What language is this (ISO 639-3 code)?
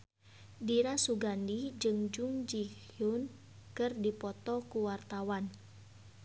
sun